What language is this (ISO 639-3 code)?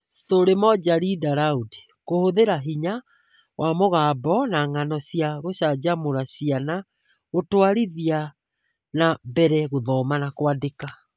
kik